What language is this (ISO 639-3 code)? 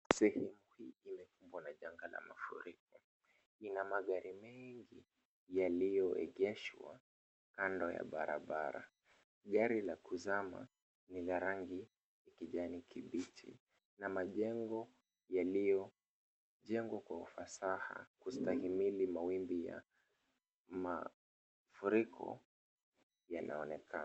swa